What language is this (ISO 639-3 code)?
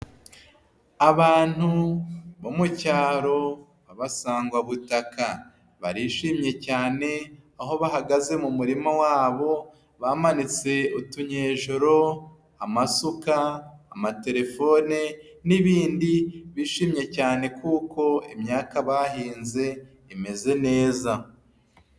kin